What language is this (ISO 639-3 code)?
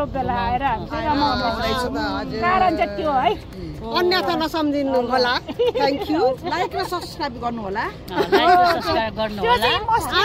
ind